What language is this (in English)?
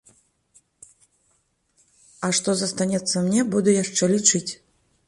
Belarusian